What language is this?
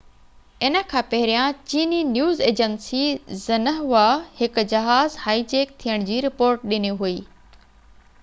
Sindhi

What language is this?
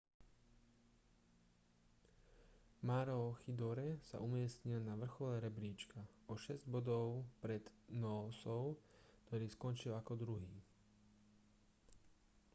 Slovak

